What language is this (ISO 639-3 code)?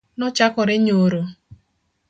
luo